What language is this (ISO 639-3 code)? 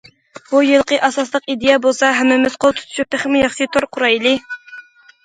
uig